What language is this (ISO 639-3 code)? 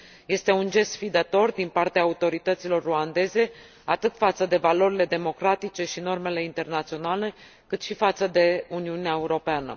ron